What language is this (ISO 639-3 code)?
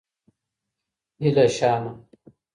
pus